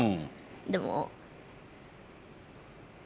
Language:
Japanese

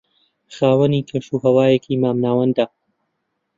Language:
Central Kurdish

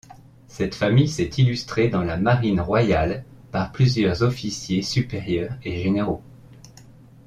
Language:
French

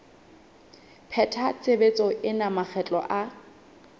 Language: Southern Sotho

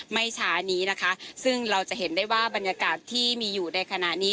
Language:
Thai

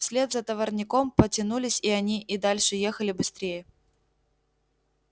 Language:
Russian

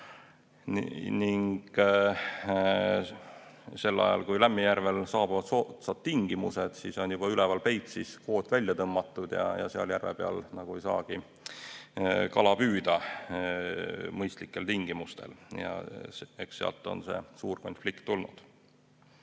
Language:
Estonian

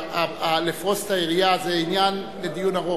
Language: Hebrew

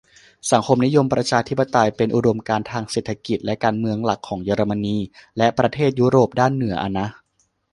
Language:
Thai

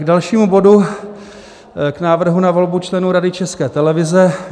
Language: Czech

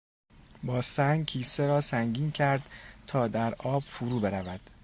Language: Persian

